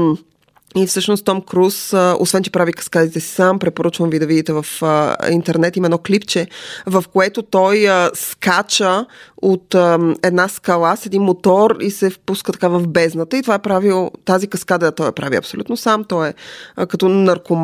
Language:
Bulgarian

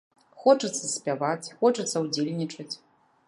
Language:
Belarusian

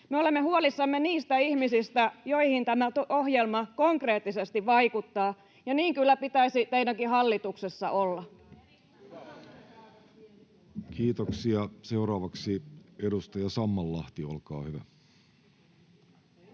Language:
Finnish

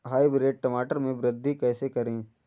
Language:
Hindi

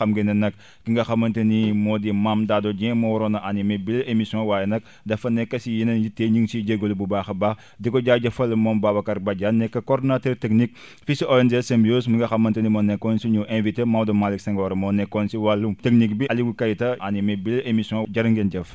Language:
Wolof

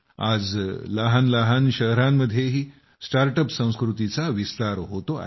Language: Marathi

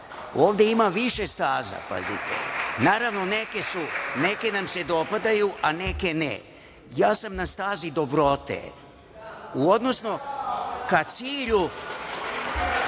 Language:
Serbian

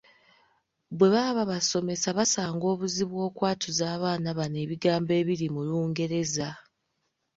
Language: Ganda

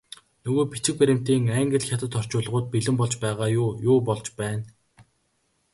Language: Mongolian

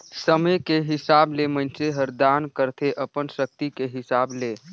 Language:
Chhattisgarhi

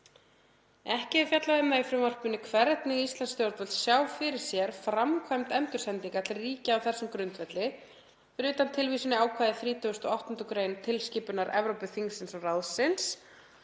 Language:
Icelandic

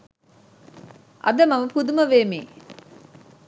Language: Sinhala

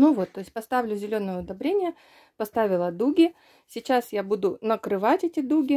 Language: Russian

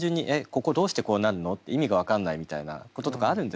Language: Japanese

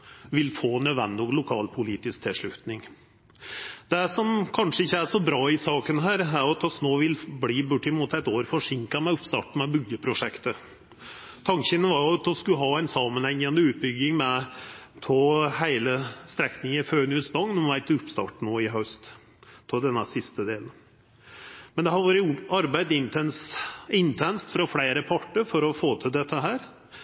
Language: Norwegian Nynorsk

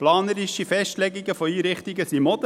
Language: Swiss German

